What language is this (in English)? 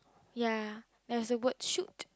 English